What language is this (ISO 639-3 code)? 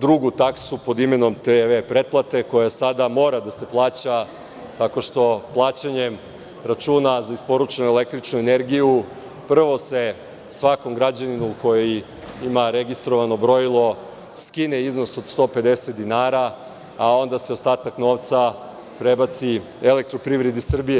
srp